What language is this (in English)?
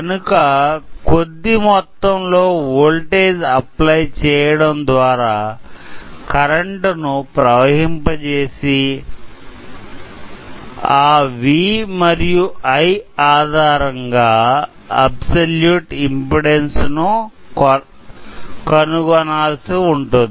Telugu